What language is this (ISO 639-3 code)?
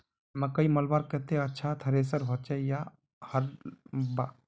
mag